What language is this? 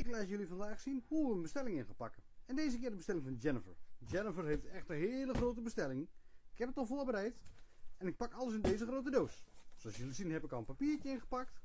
Dutch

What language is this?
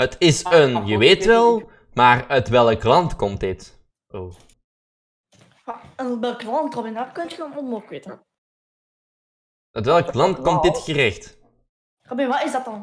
Dutch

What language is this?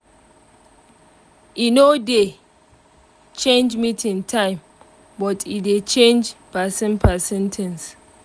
Nigerian Pidgin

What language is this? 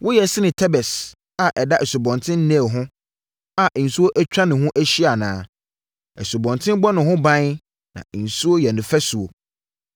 Akan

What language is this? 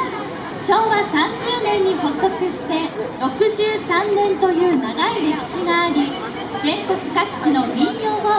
Japanese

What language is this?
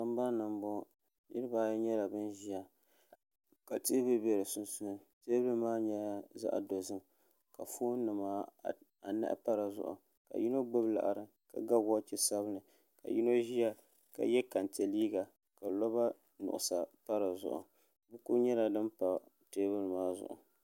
Dagbani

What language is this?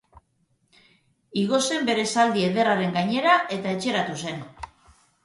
Basque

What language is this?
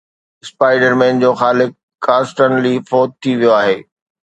Sindhi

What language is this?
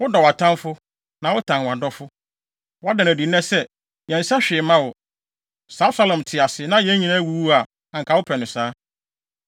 Akan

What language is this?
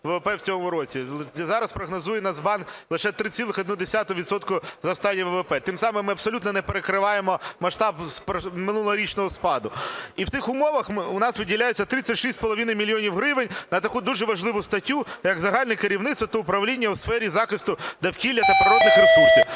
Ukrainian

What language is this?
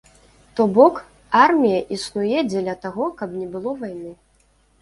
Belarusian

